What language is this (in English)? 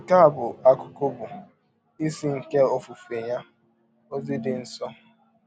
Igbo